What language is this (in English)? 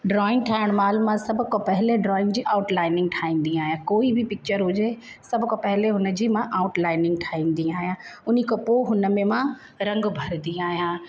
Sindhi